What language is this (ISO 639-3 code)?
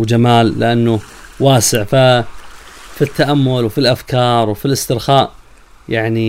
ara